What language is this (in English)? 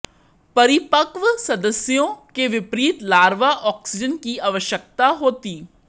Hindi